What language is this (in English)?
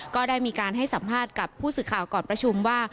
Thai